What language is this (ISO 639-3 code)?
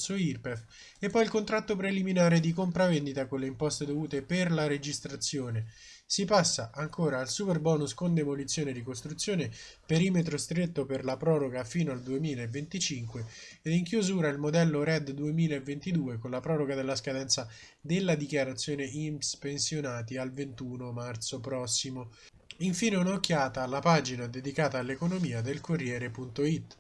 ita